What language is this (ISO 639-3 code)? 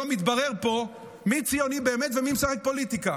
heb